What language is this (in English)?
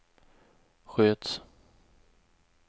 Swedish